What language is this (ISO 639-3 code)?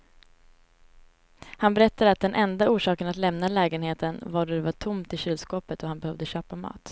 swe